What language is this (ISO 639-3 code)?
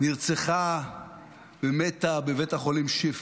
heb